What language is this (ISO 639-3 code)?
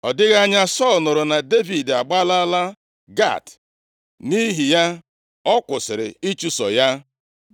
ibo